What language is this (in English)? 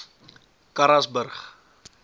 Afrikaans